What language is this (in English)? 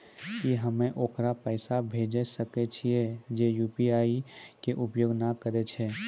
Maithili